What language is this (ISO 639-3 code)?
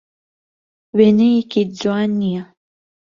ckb